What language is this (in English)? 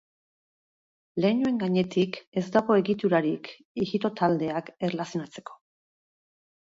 Basque